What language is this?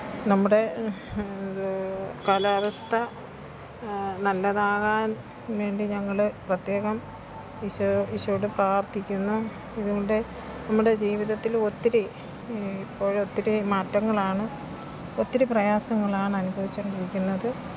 Malayalam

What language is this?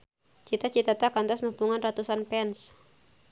Sundanese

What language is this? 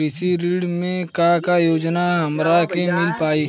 Bhojpuri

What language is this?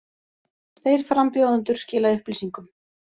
Icelandic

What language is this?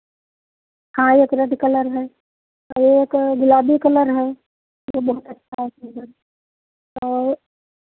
Hindi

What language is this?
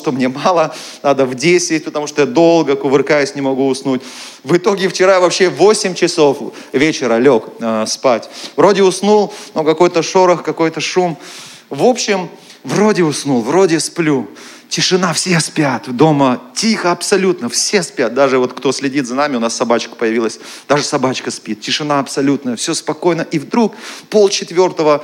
Russian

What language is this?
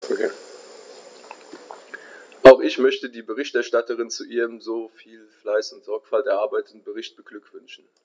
German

